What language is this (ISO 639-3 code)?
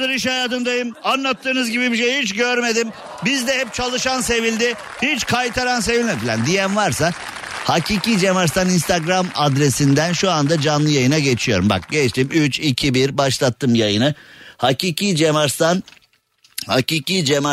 tur